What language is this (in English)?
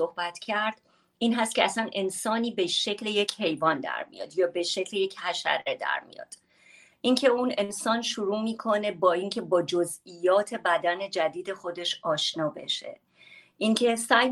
Persian